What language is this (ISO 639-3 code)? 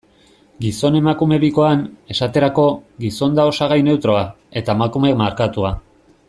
eus